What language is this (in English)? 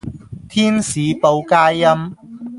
Cantonese